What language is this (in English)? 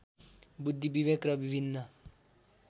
Nepali